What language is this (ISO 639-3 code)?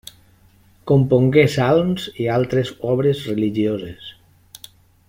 cat